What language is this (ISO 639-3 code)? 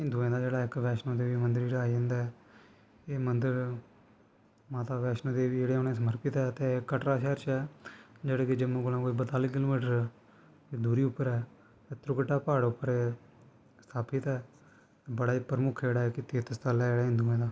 doi